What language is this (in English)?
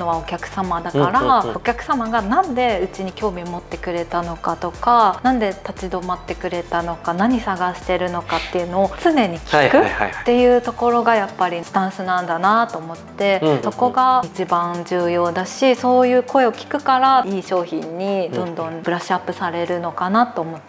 Japanese